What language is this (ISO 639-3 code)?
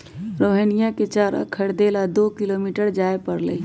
mag